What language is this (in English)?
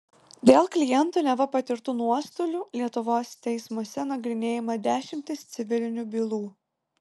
Lithuanian